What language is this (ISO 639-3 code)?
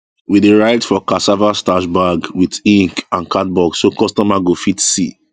pcm